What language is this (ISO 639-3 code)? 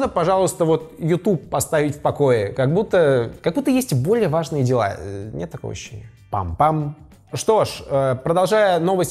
rus